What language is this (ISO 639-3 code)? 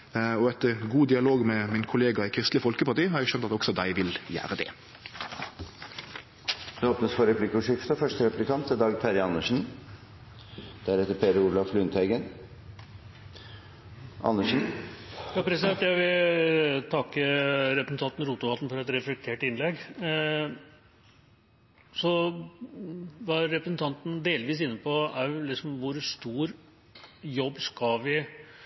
nor